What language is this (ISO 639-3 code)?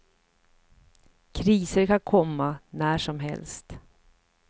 swe